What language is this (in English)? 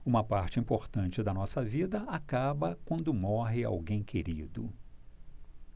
Portuguese